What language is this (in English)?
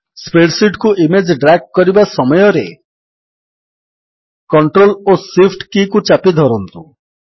Odia